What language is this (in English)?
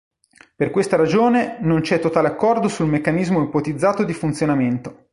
Italian